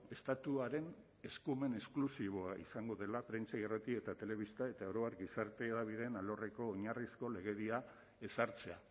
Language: Basque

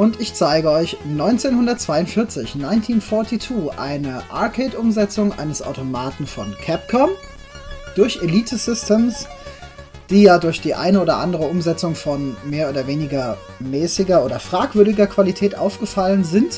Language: German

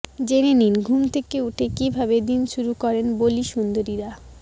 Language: Bangla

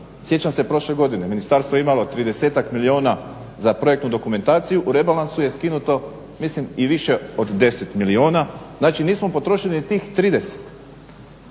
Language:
Croatian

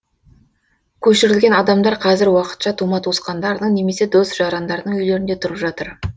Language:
Kazakh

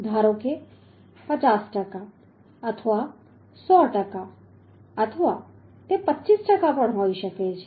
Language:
Gujarati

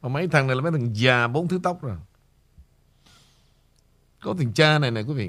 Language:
Vietnamese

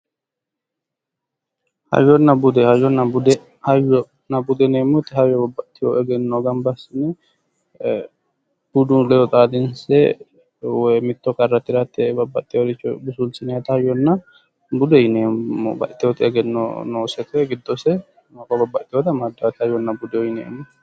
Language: Sidamo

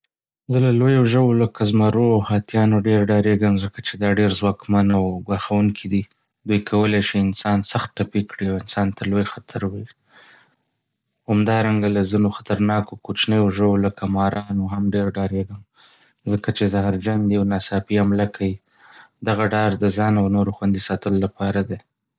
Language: Pashto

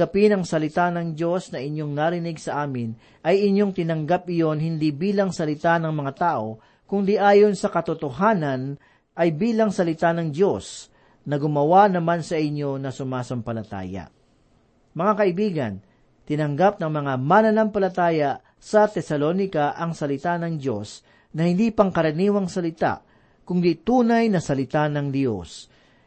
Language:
Filipino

